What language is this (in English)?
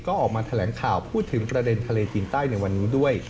Thai